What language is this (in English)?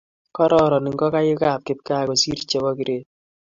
Kalenjin